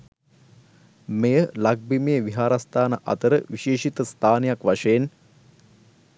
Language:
Sinhala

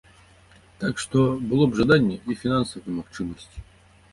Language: Belarusian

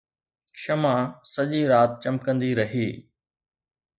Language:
Sindhi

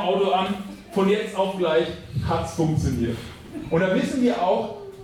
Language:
German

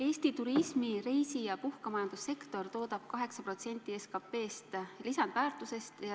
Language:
Estonian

